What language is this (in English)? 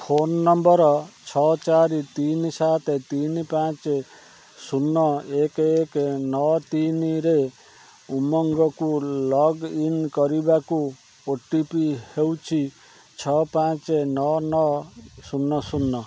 Odia